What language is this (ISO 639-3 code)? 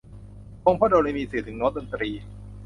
tha